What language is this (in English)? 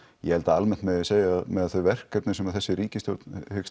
Icelandic